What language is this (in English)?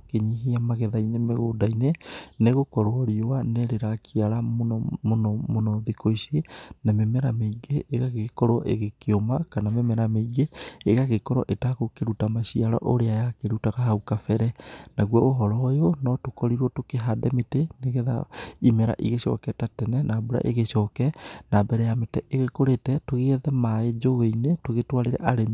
Kikuyu